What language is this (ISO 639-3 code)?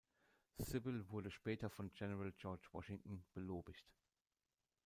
deu